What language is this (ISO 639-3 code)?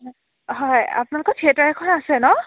asm